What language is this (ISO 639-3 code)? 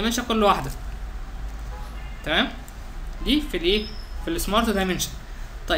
ara